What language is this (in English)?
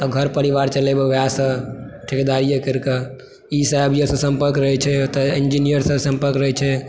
Maithili